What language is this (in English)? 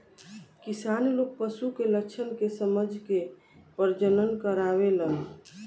Bhojpuri